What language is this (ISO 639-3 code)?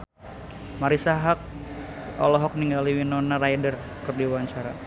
sun